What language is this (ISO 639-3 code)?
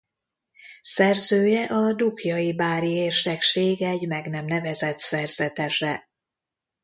hun